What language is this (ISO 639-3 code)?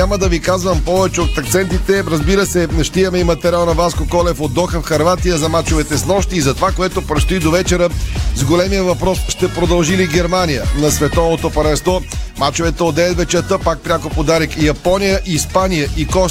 bul